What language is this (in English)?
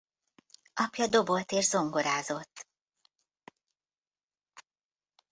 Hungarian